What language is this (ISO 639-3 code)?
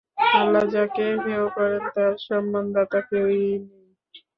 ben